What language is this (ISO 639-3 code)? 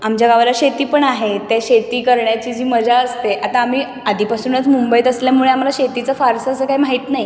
mar